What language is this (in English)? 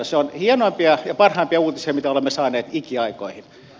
Finnish